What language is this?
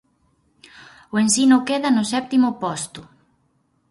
Galician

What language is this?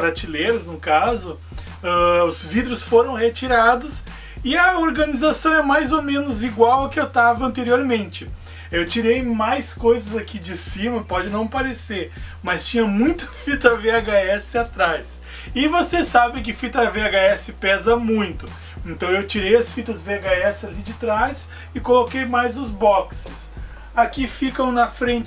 Portuguese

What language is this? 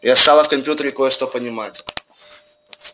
Russian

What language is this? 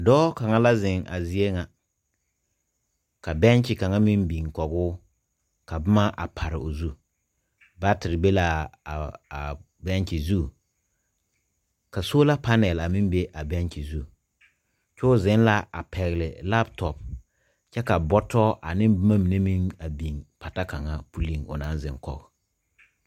Southern Dagaare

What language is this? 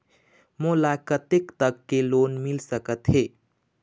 Chhattisgarhi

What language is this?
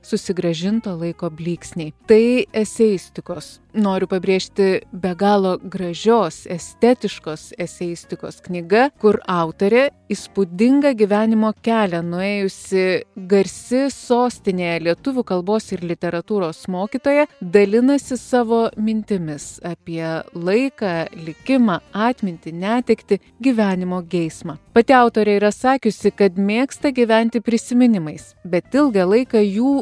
Lithuanian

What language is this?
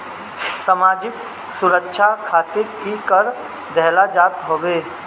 Bhojpuri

